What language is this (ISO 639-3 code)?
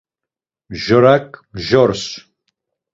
lzz